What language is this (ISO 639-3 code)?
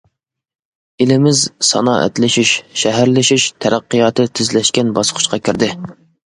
uig